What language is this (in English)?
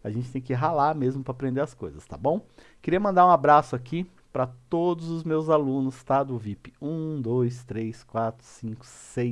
Portuguese